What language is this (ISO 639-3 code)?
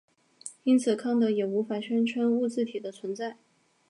zho